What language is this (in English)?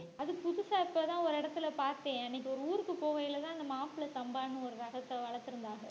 Tamil